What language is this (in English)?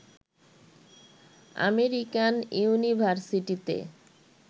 Bangla